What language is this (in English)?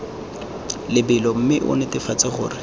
Tswana